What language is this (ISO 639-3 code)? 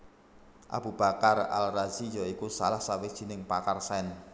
jav